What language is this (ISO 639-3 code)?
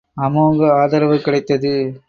tam